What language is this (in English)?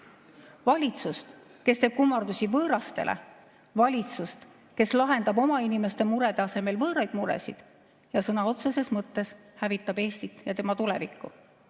Estonian